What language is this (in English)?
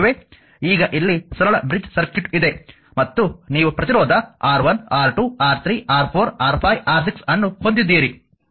Kannada